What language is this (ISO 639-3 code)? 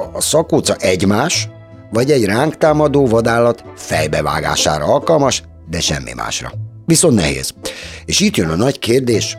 hun